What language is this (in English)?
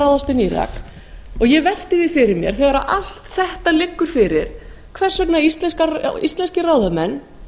Icelandic